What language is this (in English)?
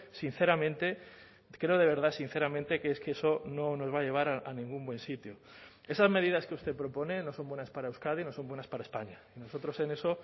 Spanish